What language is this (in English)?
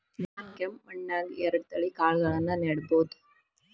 Kannada